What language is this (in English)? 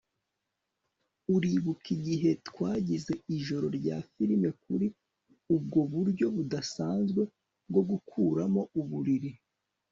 Kinyarwanda